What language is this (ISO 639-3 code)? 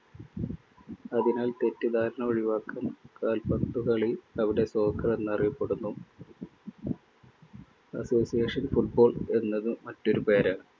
mal